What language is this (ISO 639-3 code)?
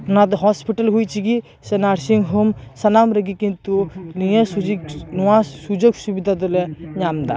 sat